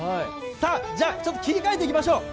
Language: Japanese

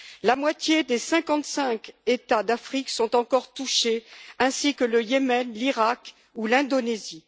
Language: French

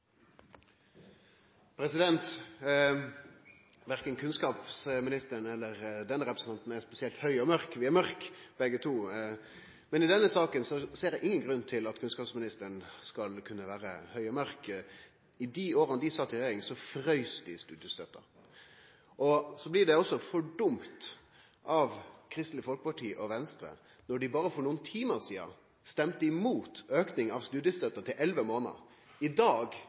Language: Norwegian Nynorsk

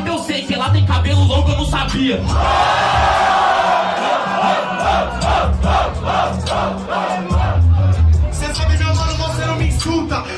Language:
Portuguese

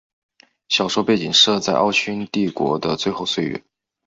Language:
Chinese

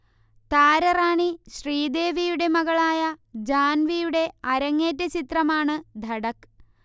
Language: Malayalam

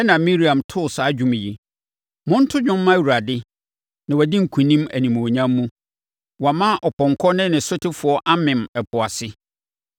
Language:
Akan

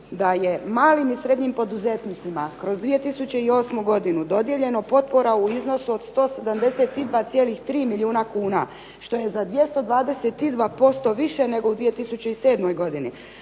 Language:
Croatian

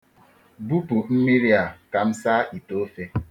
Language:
Igbo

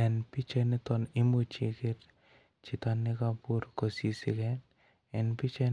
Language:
Kalenjin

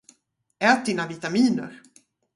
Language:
Swedish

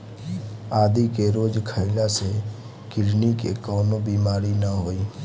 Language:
Bhojpuri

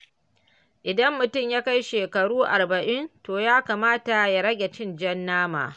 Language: Hausa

